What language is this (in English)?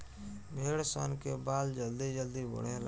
Bhojpuri